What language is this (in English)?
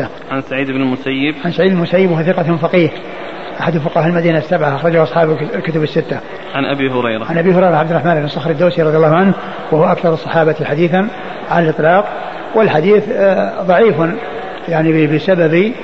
Arabic